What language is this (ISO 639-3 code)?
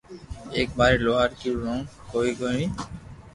lrk